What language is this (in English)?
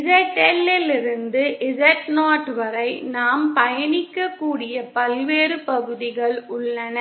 Tamil